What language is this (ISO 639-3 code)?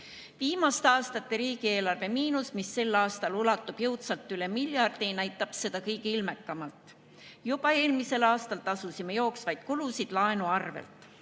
est